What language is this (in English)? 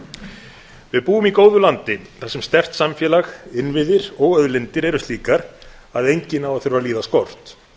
Icelandic